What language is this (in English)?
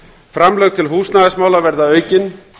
Icelandic